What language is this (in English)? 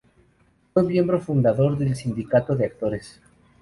Spanish